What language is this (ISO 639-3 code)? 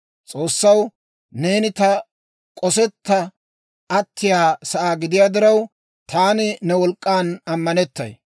dwr